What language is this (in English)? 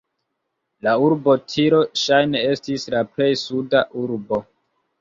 Esperanto